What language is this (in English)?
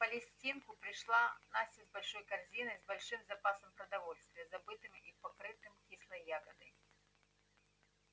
Russian